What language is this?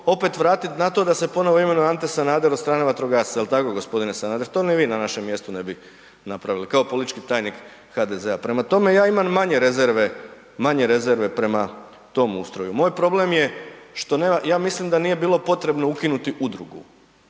Croatian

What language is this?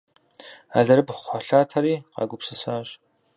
Kabardian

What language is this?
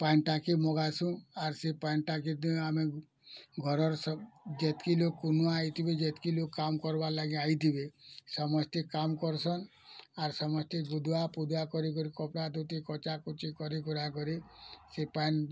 Odia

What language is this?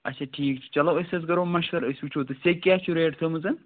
Kashmiri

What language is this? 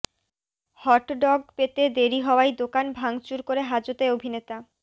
Bangla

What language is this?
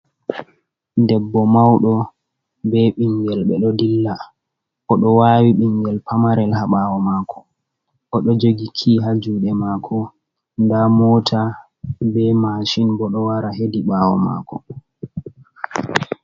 Fula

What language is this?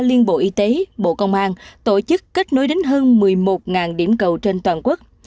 Vietnamese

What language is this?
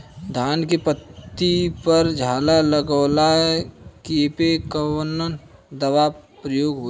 Bhojpuri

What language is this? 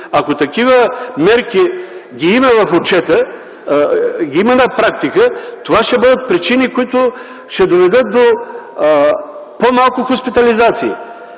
Bulgarian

